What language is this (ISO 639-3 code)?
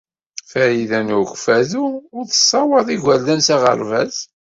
kab